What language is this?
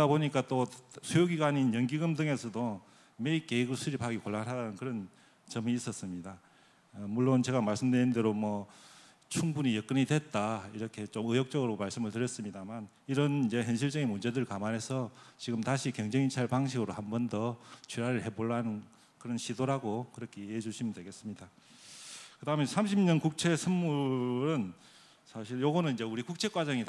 Korean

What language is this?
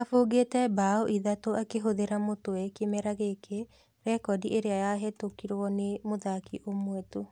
Kikuyu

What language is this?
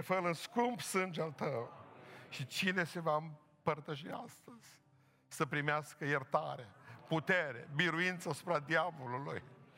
Romanian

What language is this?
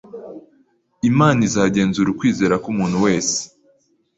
Kinyarwanda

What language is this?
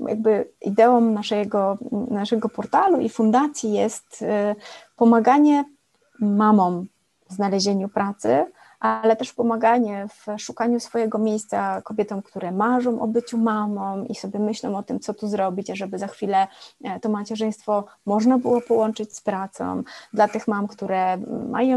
Polish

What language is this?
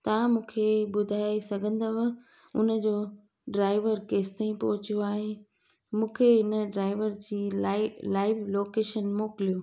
Sindhi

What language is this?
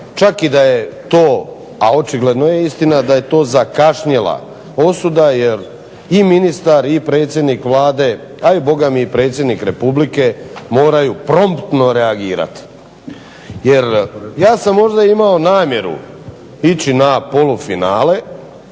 Croatian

